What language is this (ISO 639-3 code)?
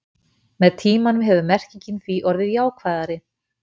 isl